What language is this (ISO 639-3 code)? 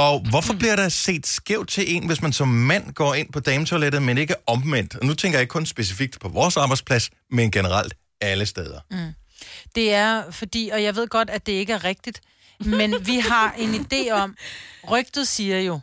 dan